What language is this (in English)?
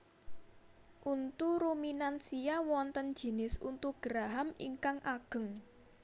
Javanese